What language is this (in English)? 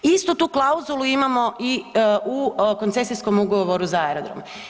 Croatian